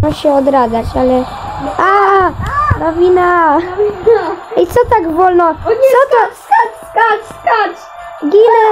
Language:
Polish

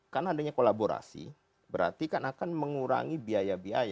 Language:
Indonesian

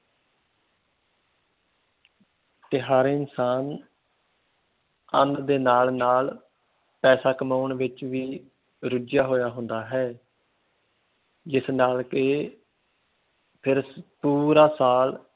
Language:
Punjabi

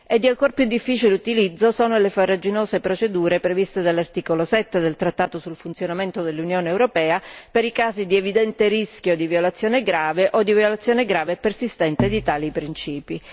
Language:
Italian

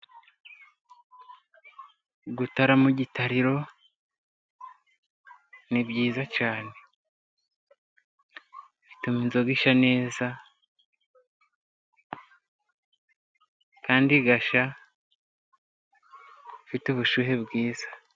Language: Kinyarwanda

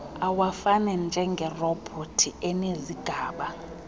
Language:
Xhosa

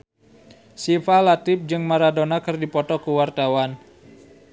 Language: Sundanese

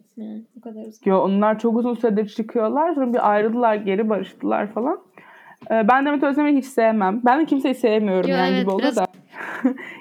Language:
Turkish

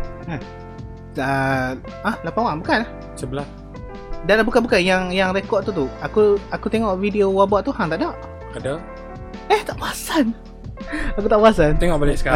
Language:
Malay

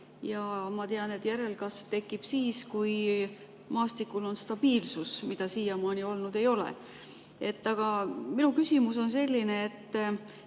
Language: Estonian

